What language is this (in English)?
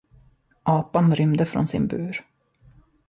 Swedish